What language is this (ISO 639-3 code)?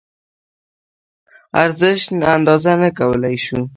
pus